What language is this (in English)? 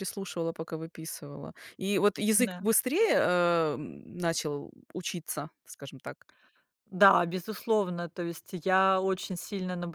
Russian